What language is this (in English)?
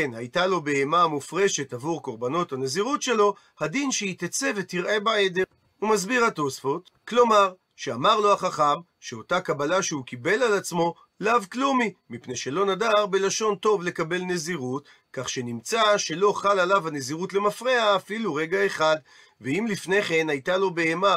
Hebrew